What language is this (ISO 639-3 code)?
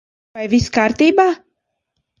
lav